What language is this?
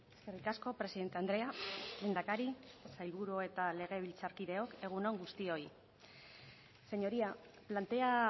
Basque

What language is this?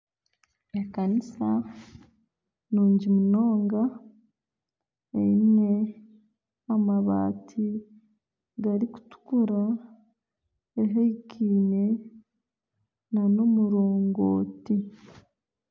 Nyankole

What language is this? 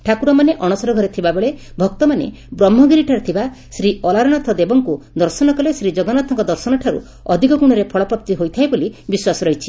Odia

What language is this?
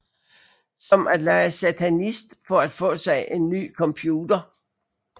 Danish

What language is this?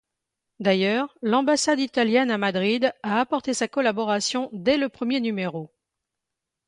French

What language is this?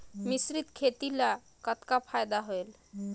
Chhattisgarhi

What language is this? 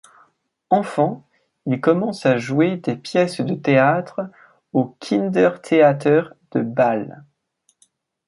French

